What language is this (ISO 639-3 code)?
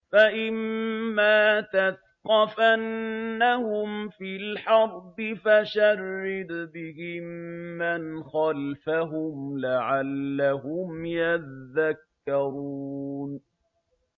ara